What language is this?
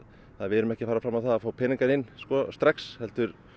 Icelandic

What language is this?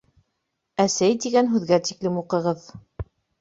Bashkir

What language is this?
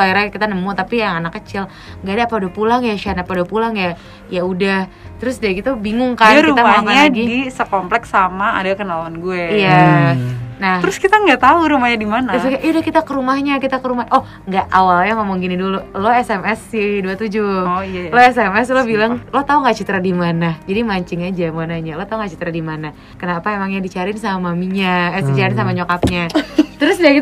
Indonesian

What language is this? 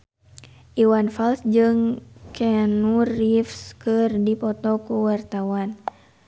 Sundanese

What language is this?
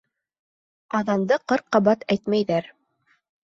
Bashkir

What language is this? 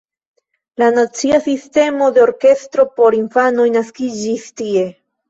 Esperanto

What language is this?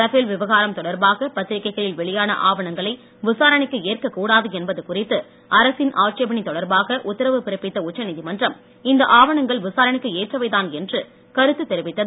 Tamil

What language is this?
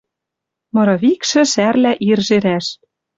Western Mari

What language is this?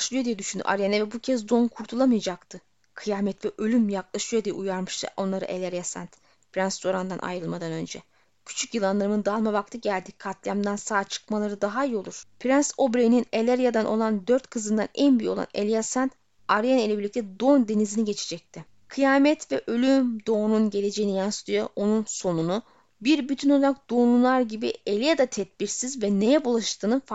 Turkish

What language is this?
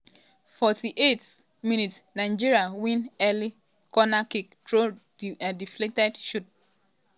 Nigerian Pidgin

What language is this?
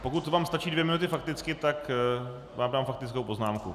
Czech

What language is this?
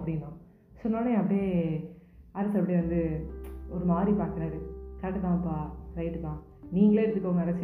Tamil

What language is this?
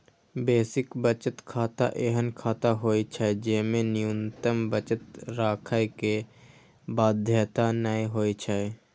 Maithili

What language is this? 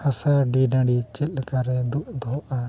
Santali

